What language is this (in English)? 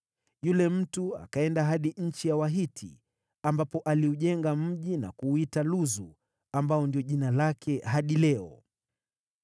Swahili